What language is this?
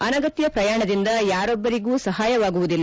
Kannada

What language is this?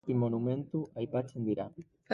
Basque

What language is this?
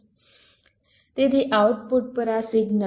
Gujarati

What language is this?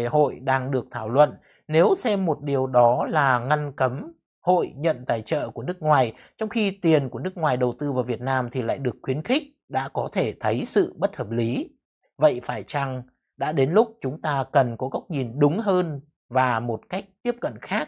Vietnamese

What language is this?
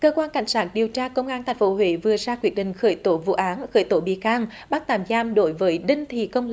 Vietnamese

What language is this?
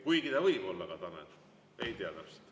Estonian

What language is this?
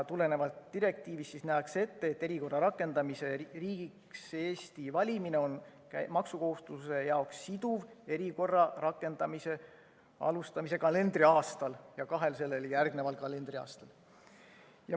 Estonian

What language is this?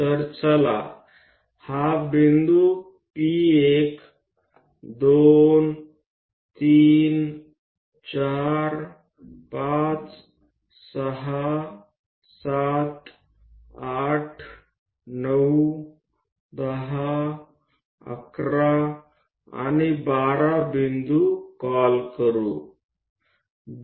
Gujarati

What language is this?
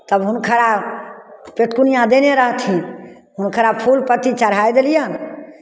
Maithili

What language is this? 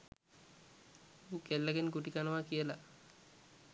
Sinhala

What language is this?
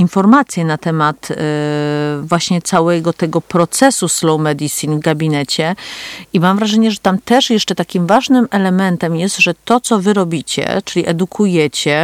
Polish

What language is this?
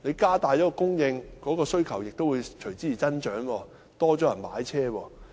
Cantonese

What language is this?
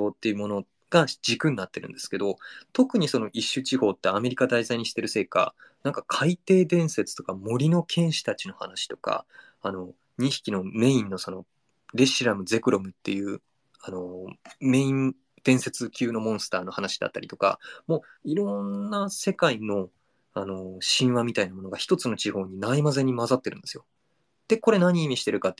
Japanese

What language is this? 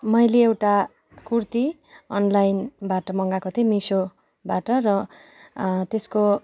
Nepali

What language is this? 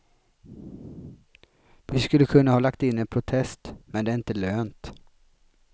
Swedish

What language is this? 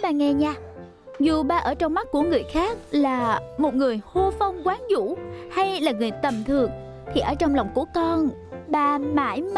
Vietnamese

